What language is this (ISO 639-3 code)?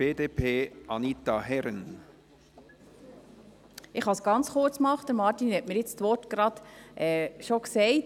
gsw